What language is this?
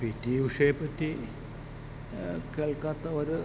Malayalam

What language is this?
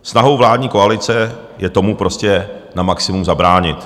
Czech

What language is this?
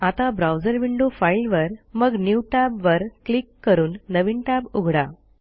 Marathi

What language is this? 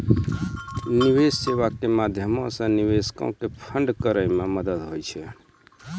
Maithili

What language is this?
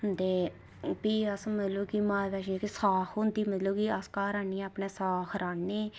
Dogri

